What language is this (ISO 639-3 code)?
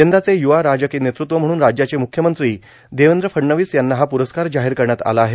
mar